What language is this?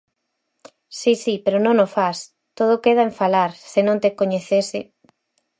Galician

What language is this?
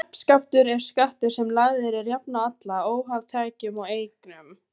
Icelandic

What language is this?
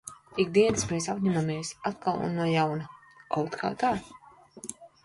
Latvian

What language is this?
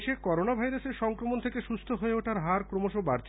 Bangla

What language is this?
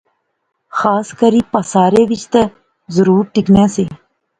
Pahari-Potwari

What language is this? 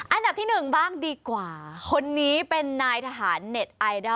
Thai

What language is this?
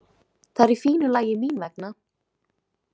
Icelandic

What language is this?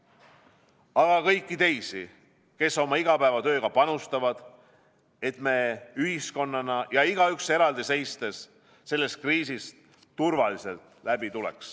Estonian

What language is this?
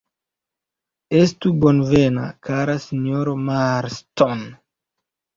Esperanto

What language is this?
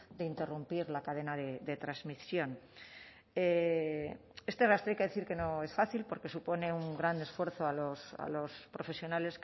Spanish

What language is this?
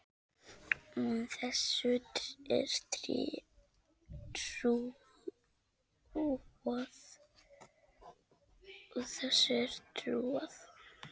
Icelandic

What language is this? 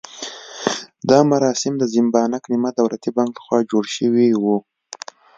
Pashto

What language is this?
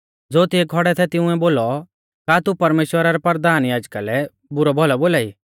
Mahasu Pahari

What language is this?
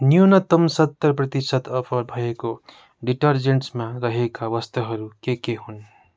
Nepali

